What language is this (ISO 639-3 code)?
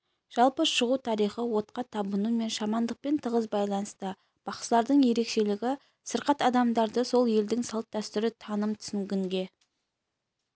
kaz